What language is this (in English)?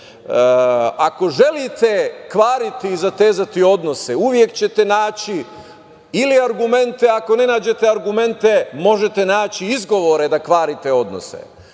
Serbian